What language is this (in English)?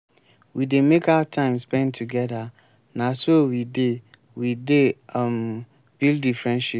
Nigerian Pidgin